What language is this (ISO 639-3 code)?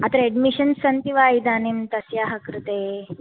san